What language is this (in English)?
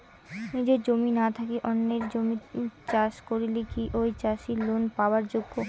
Bangla